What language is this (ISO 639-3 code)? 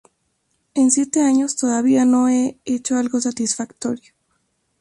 spa